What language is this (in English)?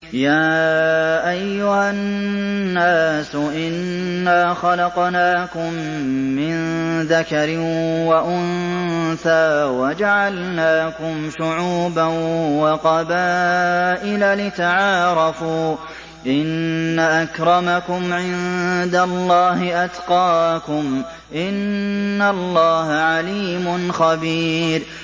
Arabic